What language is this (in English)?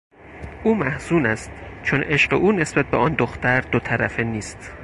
Persian